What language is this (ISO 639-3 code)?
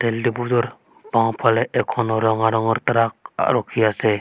asm